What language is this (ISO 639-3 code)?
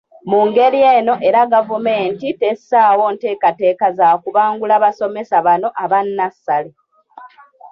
lug